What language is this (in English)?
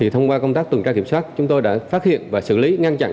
Vietnamese